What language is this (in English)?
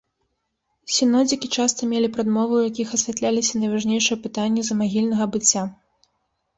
Belarusian